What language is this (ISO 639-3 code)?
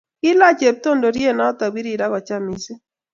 kln